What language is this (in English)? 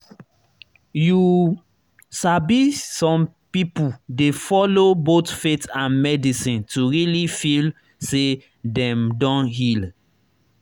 Nigerian Pidgin